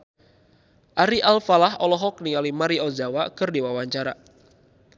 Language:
Sundanese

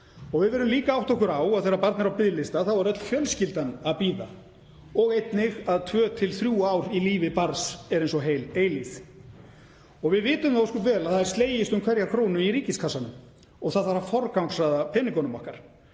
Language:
Icelandic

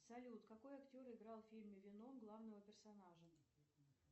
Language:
Russian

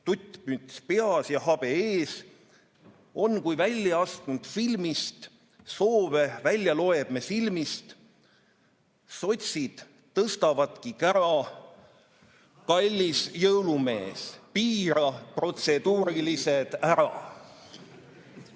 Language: Estonian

